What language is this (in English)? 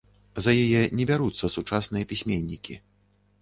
Belarusian